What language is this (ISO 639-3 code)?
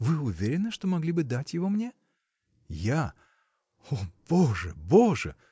rus